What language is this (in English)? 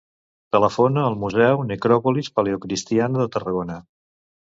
Catalan